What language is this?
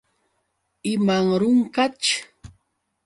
Yauyos Quechua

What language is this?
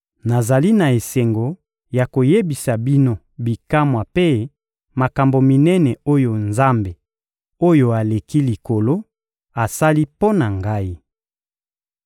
Lingala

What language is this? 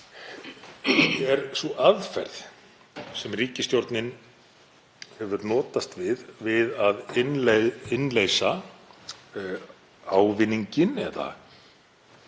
Icelandic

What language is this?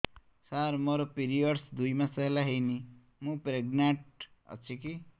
Odia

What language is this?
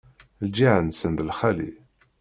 Kabyle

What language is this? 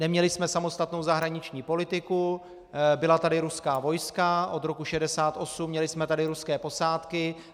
Czech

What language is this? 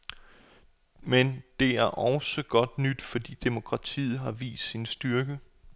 Danish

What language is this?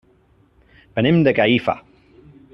Catalan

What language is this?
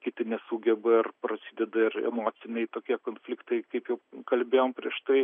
Lithuanian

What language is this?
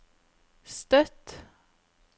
Norwegian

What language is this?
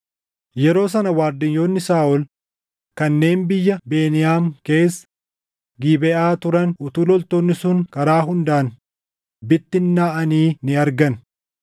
Oromo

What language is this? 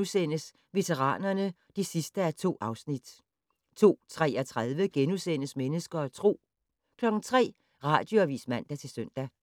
Danish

